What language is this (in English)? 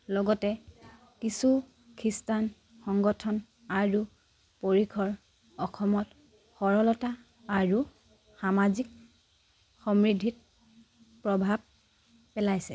Assamese